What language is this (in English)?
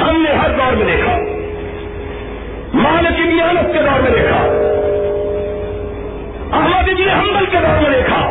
Urdu